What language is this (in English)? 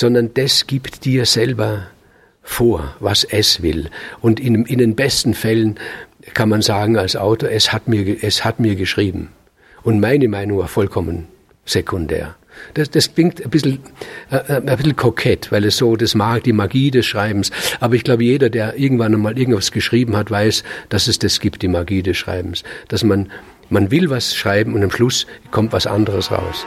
German